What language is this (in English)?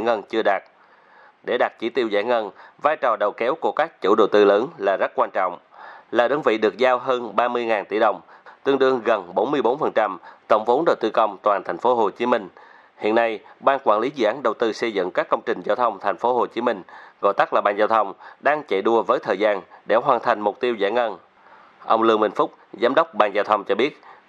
Vietnamese